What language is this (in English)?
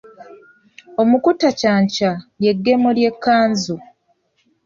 Ganda